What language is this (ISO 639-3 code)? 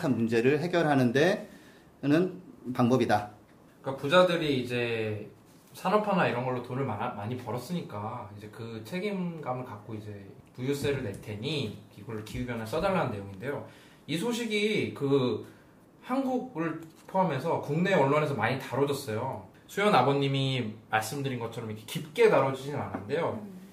kor